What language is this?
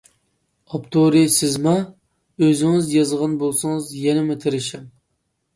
Uyghur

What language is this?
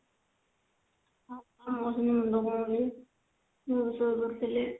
Odia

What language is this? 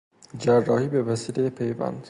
Persian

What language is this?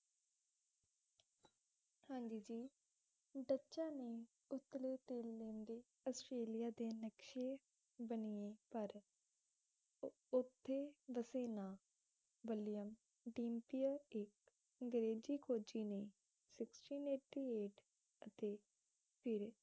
Punjabi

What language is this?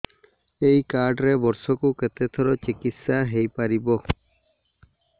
Odia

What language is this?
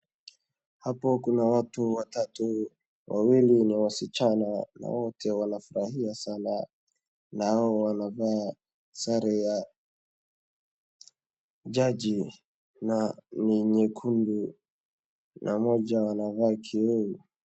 Swahili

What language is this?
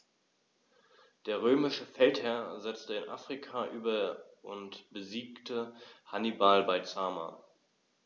German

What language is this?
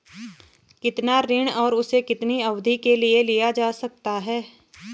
Hindi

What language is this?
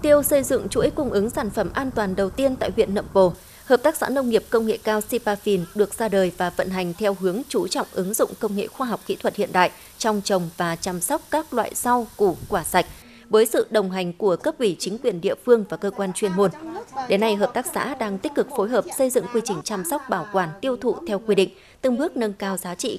Vietnamese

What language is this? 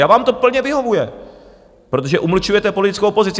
Czech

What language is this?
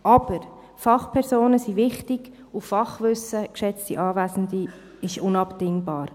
Swiss German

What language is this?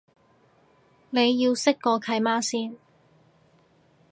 Cantonese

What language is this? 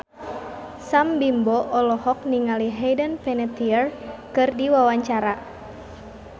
Sundanese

